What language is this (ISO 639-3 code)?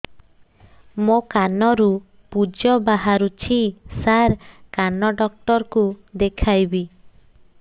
ori